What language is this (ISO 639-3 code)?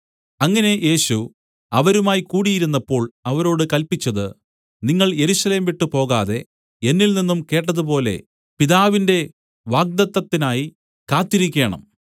mal